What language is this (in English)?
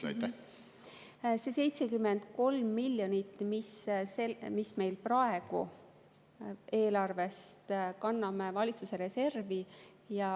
Estonian